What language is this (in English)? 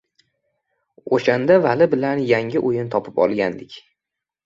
Uzbek